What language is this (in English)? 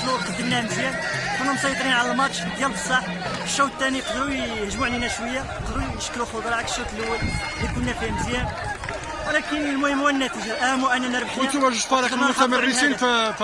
Arabic